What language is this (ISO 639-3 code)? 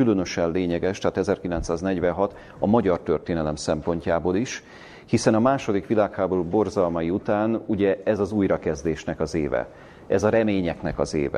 hun